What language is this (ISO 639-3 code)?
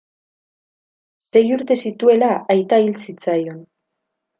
eus